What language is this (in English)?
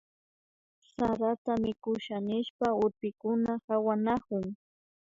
Imbabura Highland Quichua